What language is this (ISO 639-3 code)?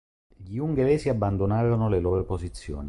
ita